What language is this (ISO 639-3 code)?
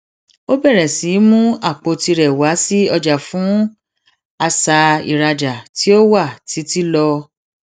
yor